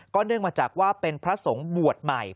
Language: Thai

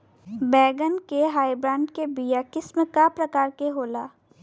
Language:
Bhojpuri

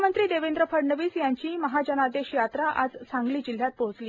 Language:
Marathi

